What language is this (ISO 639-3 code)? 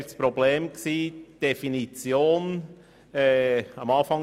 gsw